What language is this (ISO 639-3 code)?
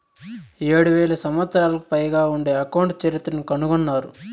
tel